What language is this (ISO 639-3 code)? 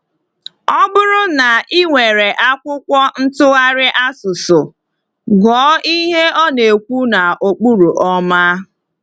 ibo